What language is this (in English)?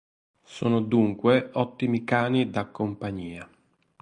Italian